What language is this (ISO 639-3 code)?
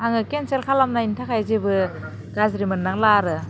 brx